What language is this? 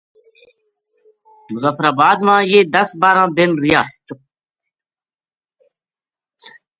Gujari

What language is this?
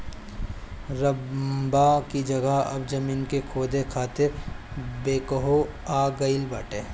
Bhojpuri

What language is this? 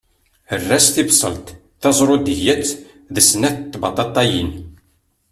Kabyle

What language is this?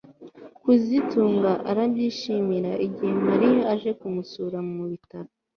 Kinyarwanda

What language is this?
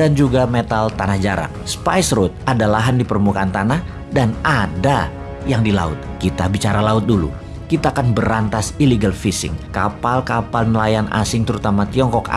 Indonesian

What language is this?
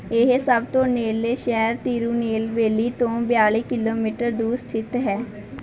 Punjabi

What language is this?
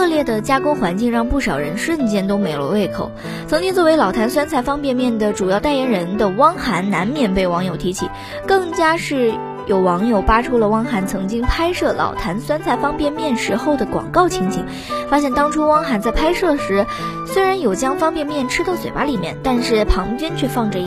Chinese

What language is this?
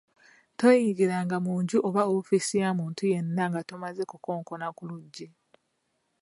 Ganda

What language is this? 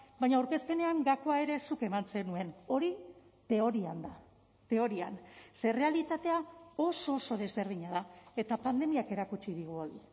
Basque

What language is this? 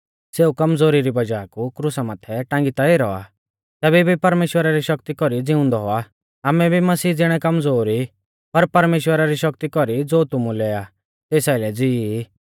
Mahasu Pahari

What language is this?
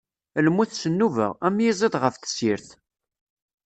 Kabyle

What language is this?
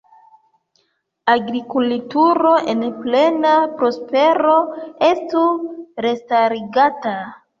Esperanto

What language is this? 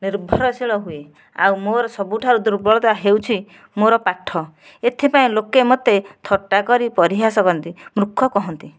Odia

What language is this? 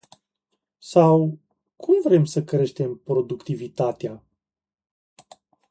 Romanian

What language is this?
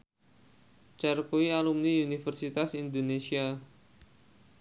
Javanese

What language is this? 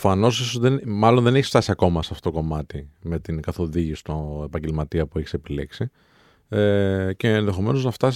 Greek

